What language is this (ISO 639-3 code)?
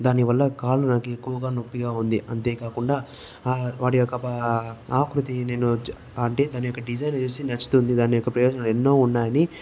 tel